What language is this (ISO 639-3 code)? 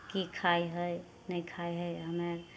mai